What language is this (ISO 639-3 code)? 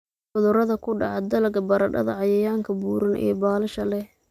som